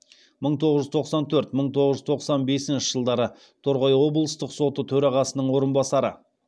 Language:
Kazakh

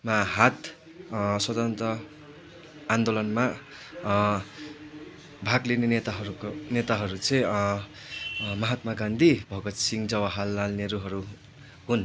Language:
Nepali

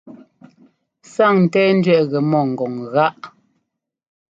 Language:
Ngomba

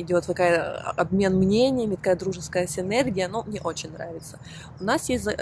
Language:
Russian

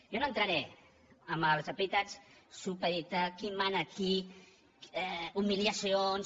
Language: Catalan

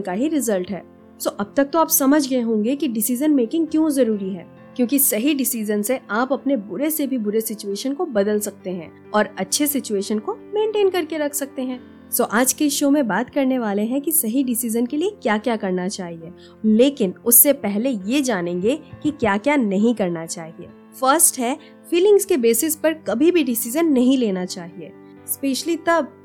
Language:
Hindi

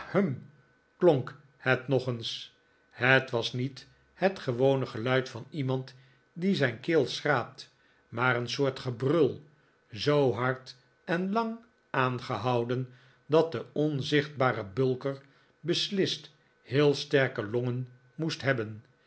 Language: Dutch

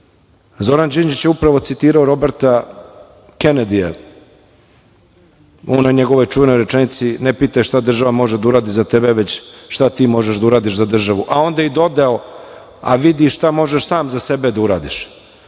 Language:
Serbian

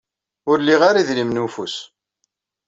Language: Kabyle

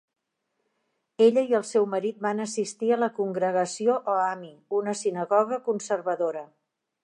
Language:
Catalan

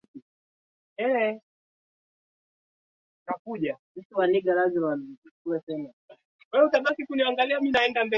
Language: Swahili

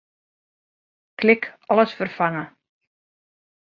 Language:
Western Frisian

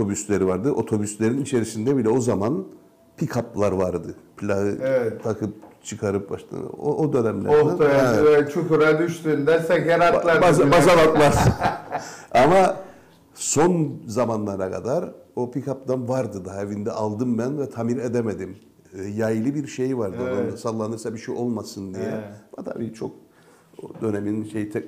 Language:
Turkish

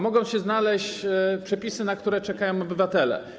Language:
Polish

